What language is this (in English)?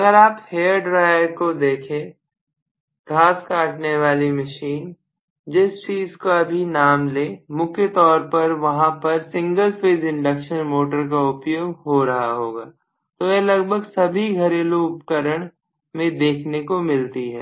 Hindi